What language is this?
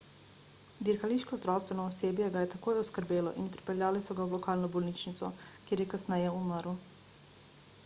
Slovenian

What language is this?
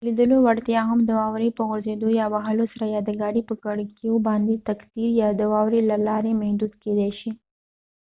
Pashto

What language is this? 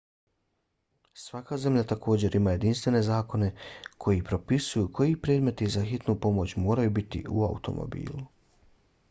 Bosnian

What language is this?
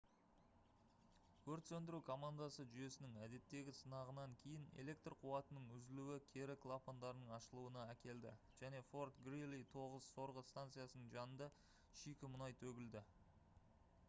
Kazakh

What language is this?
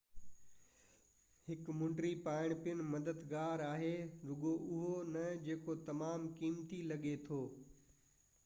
Sindhi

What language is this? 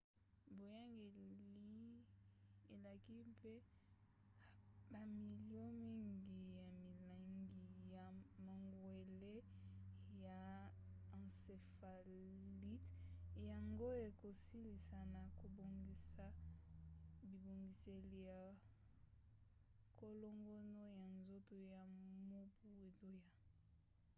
Lingala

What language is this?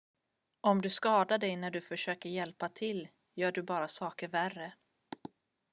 Swedish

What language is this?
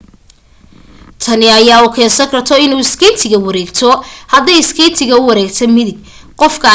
Somali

